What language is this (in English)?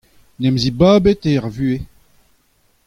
Breton